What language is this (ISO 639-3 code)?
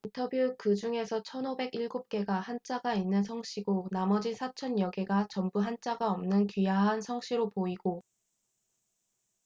kor